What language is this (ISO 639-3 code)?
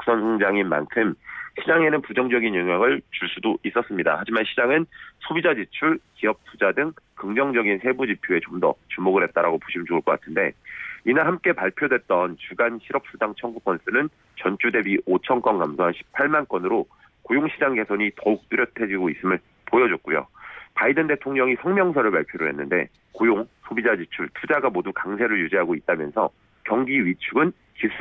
kor